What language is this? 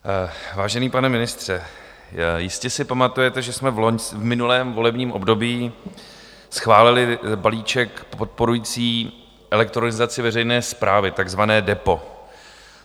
Czech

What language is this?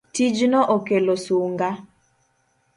Luo (Kenya and Tanzania)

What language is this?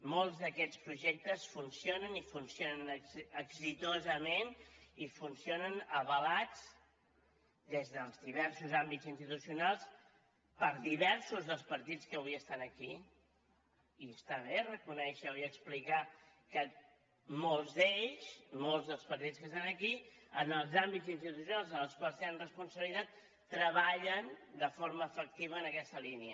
Catalan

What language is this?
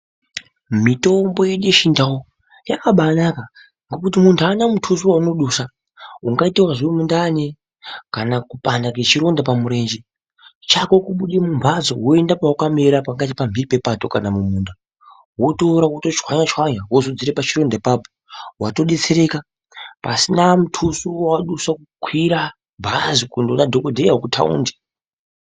Ndau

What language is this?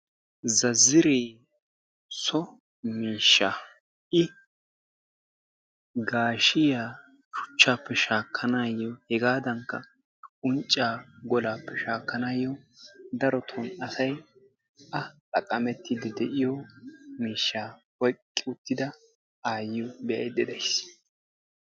Wolaytta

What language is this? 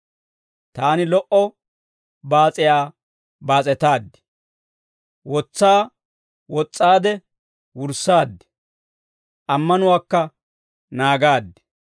Dawro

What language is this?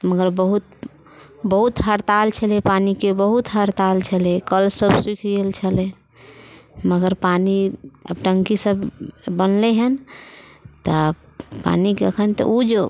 Maithili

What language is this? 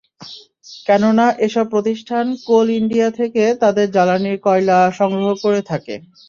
Bangla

